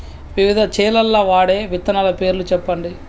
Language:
Telugu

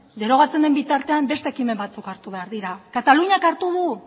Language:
Basque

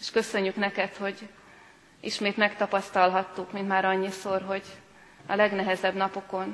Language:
Hungarian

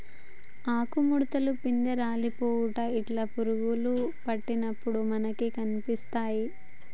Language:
Telugu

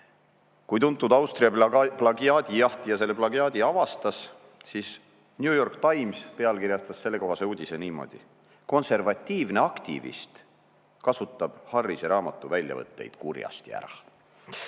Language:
Estonian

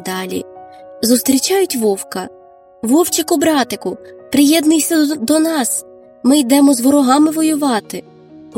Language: Ukrainian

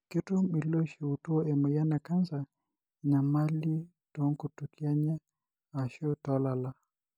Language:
Masai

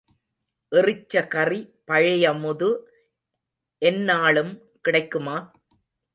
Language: Tamil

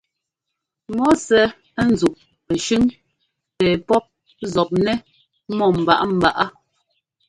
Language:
Ngomba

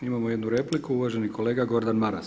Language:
Croatian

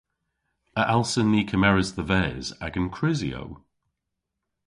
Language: Cornish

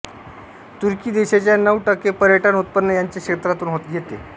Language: Marathi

